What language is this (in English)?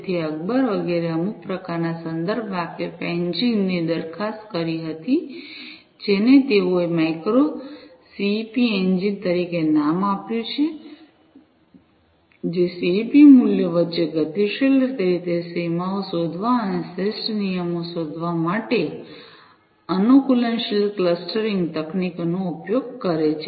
Gujarati